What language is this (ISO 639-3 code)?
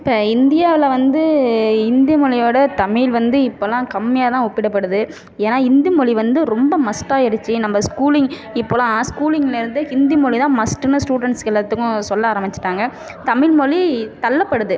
tam